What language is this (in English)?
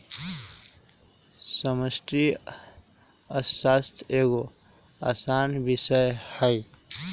Magahi